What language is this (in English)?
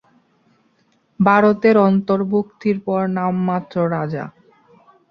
Bangla